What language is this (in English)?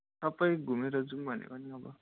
Nepali